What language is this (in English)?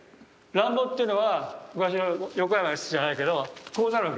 Japanese